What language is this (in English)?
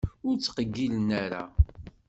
Kabyle